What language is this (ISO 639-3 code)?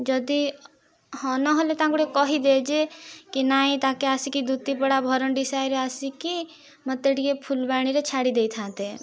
ori